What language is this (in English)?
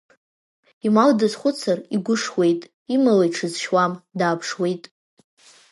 Abkhazian